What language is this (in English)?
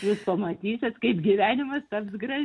Lithuanian